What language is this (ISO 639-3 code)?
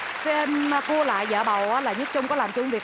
vie